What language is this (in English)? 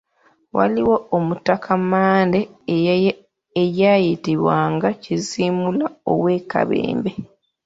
Ganda